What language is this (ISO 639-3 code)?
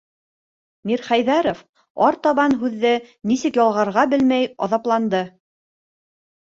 bak